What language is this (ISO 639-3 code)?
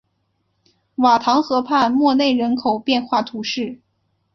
zho